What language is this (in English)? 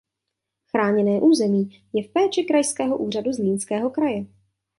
Czech